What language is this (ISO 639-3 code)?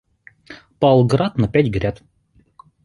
rus